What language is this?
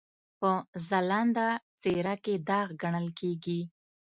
Pashto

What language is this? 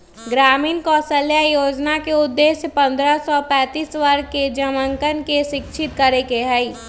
Magahi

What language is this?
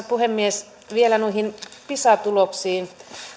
Finnish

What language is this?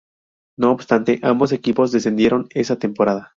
Spanish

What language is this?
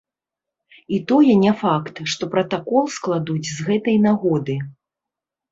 Belarusian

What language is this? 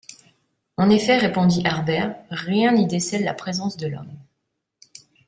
French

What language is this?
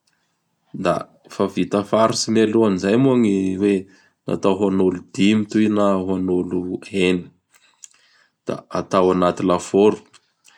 Bara Malagasy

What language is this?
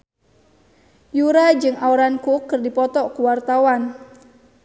Sundanese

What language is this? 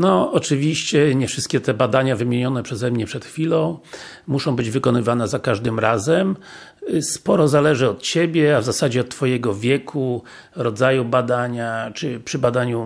Polish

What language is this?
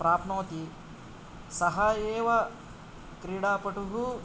Sanskrit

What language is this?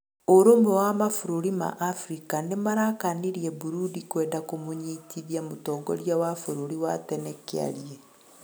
Kikuyu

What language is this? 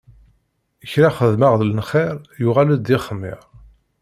Kabyle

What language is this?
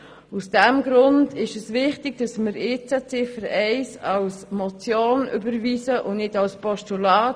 Swiss German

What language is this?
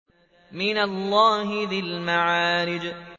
Arabic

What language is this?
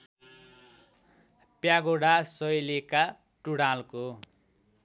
Nepali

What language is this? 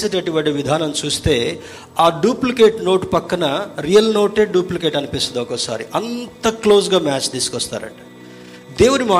Telugu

